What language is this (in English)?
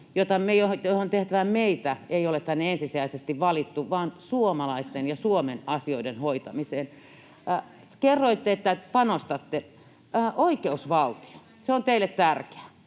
Finnish